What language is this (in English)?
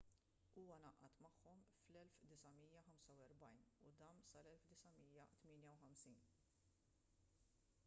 Maltese